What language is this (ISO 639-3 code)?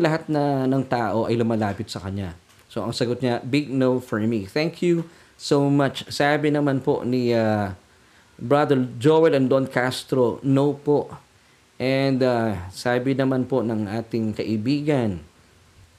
fil